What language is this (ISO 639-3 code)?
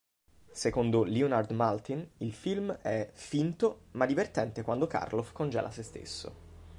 ita